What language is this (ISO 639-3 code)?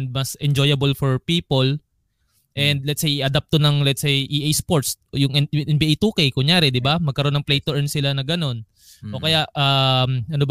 fil